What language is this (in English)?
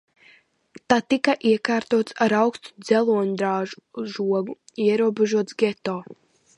Latvian